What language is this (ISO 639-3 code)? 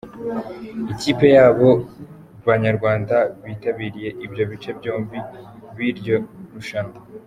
kin